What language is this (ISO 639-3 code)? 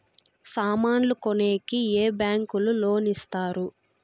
tel